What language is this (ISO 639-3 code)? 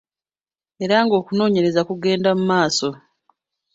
lug